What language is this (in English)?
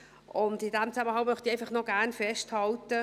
Swiss German